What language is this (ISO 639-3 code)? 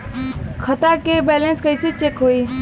bho